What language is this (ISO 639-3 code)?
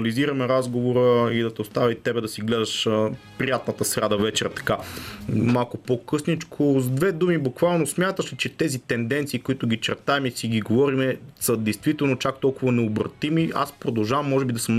bul